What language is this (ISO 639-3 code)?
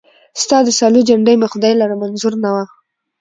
pus